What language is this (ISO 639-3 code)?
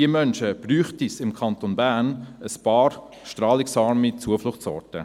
gsw